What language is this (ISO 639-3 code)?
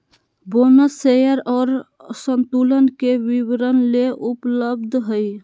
mag